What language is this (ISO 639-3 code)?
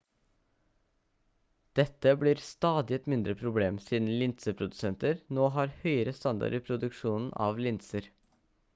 nob